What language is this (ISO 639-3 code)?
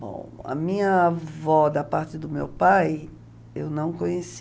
por